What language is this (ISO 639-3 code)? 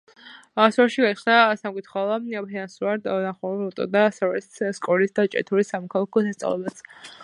kat